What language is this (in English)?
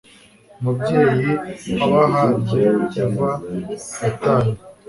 Kinyarwanda